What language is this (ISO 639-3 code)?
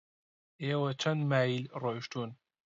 ckb